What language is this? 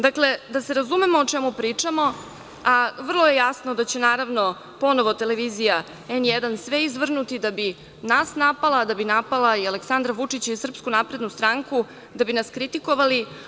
Serbian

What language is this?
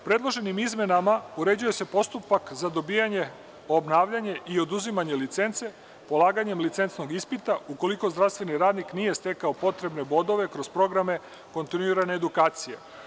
Serbian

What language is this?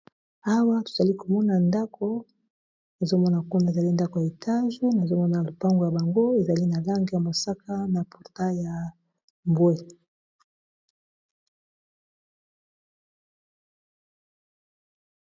Lingala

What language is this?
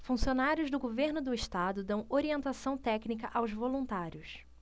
Portuguese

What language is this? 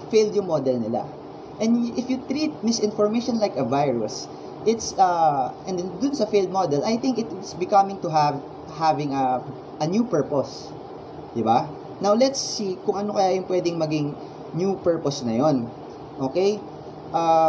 Filipino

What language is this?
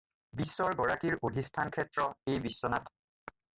Assamese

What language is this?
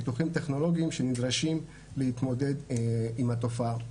Hebrew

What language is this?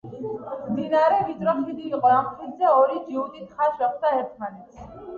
Georgian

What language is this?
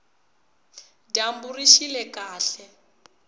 Tsonga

